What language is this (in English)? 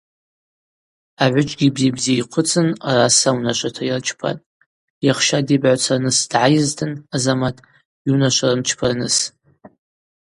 Abaza